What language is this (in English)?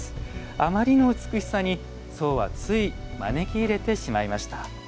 Japanese